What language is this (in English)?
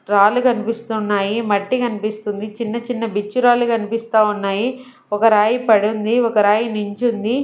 Telugu